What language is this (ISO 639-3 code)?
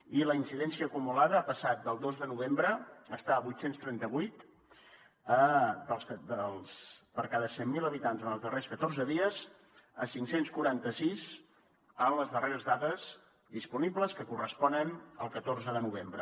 cat